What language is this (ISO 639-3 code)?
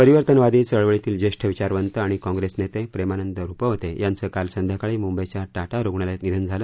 mar